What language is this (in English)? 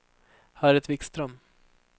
Swedish